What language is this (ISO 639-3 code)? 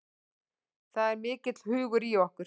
isl